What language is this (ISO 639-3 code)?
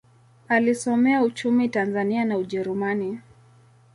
swa